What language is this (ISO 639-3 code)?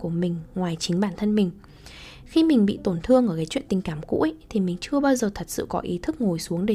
vie